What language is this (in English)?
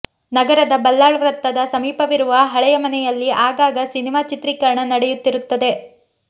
Kannada